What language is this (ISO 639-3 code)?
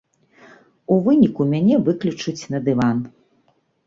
bel